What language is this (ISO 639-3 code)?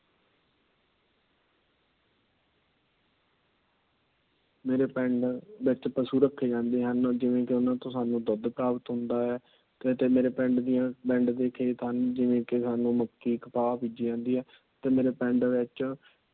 pan